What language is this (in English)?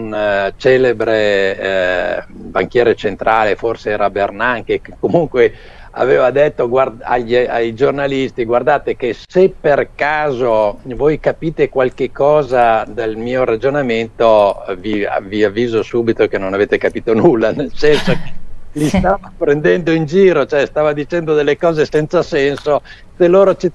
Italian